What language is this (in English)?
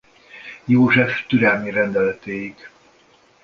Hungarian